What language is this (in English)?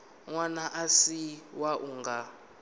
Venda